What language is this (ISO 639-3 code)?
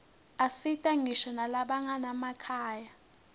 ssw